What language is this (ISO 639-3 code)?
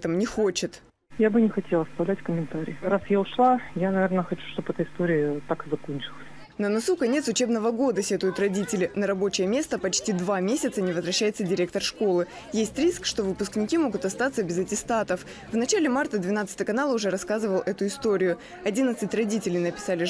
rus